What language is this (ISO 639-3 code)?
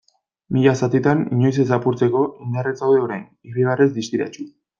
eus